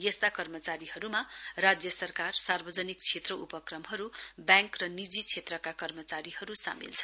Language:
Nepali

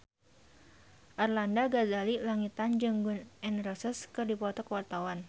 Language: Sundanese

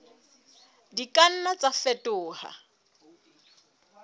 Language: Southern Sotho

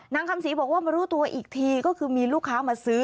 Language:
Thai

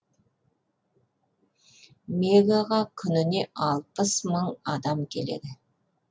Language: Kazakh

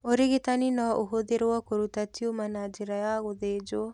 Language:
Kikuyu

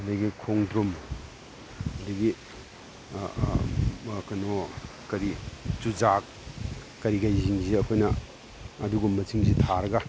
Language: Manipuri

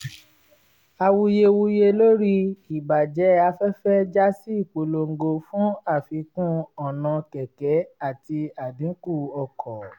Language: Yoruba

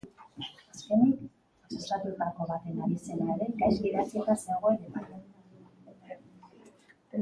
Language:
Basque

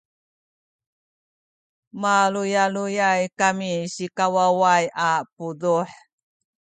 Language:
Sakizaya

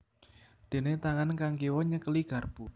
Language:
Javanese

